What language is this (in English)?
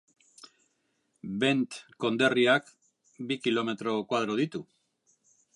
Basque